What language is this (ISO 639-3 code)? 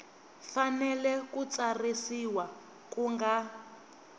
tso